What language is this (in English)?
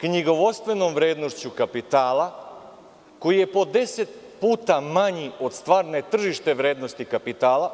Serbian